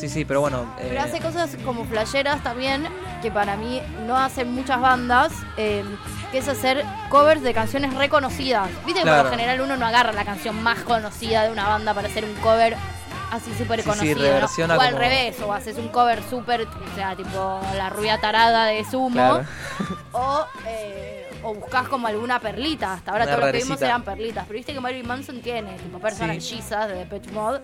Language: Spanish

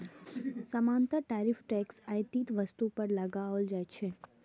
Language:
Maithili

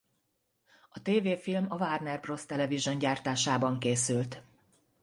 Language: Hungarian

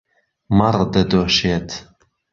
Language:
Central Kurdish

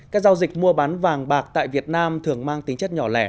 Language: Vietnamese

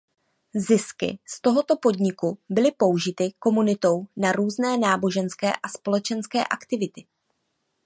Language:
Czech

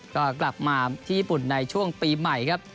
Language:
Thai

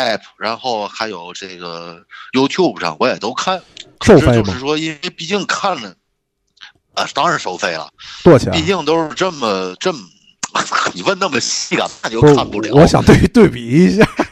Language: Chinese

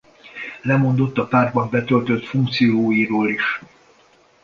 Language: Hungarian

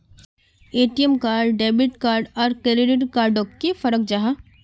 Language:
Magahi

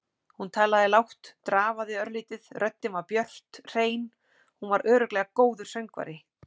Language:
Icelandic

